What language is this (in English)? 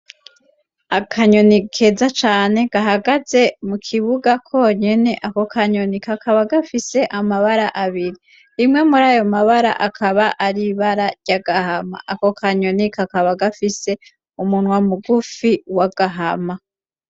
Rundi